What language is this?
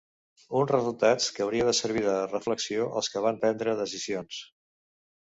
Catalan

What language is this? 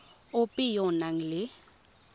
Tswana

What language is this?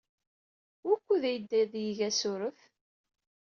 Kabyle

